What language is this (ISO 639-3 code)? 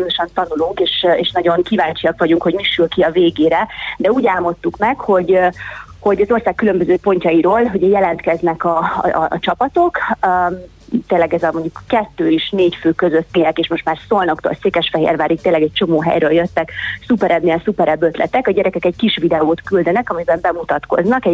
hun